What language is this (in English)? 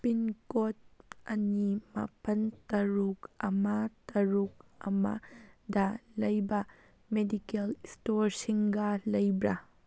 Manipuri